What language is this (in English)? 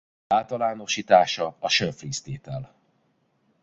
Hungarian